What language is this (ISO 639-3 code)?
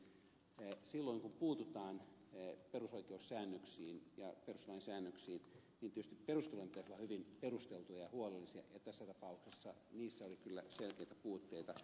fin